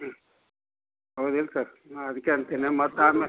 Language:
Kannada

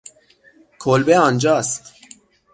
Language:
Persian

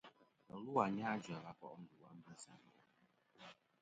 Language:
Kom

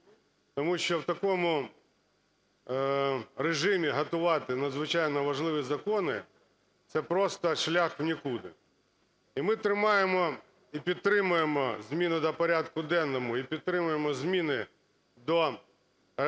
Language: Ukrainian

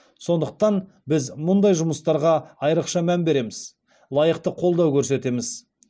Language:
Kazakh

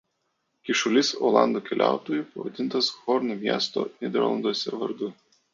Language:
Lithuanian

